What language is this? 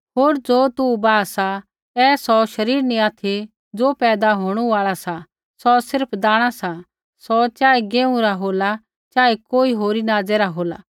Kullu Pahari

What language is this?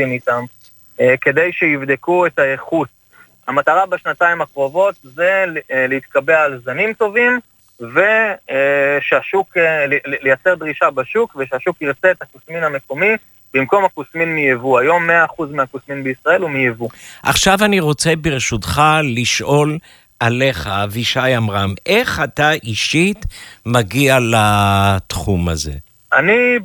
Hebrew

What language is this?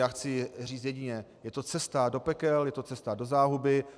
Czech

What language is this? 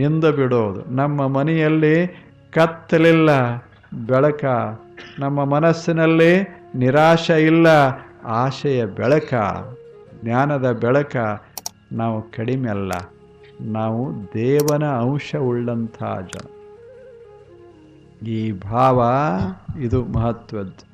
Kannada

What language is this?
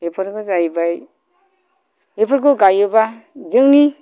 Bodo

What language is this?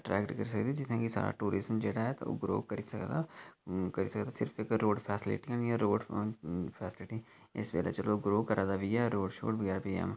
Dogri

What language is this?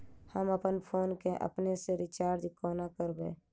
Maithili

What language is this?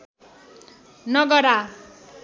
Nepali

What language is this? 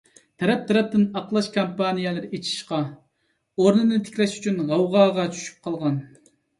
Uyghur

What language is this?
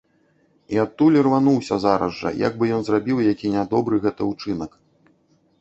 Belarusian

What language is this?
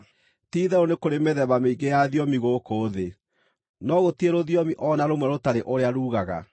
Kikuyu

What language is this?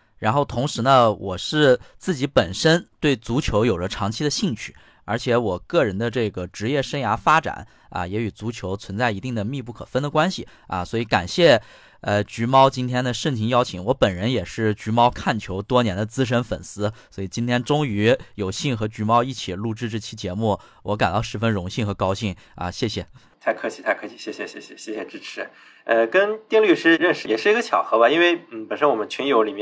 Chinese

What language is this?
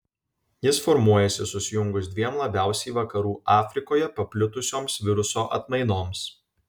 Lithuanian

